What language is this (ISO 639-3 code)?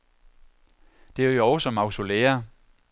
dan